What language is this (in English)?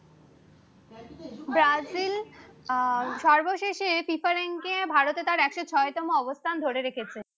Bangla